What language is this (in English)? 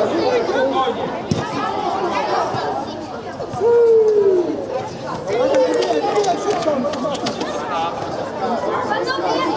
Polish